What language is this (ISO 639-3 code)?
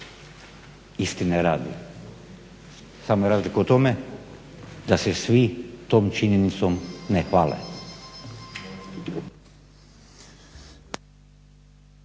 hrv